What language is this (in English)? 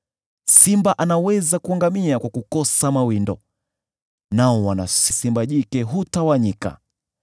Swahili